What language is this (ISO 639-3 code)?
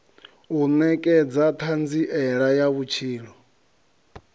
ven